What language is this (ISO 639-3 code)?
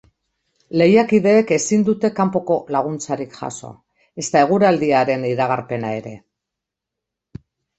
eus